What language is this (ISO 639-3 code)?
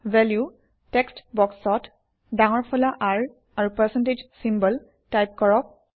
asm